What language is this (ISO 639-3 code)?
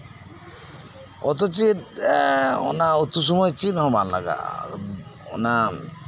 sat